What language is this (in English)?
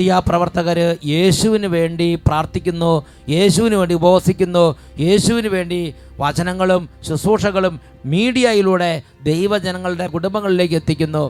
Malayalam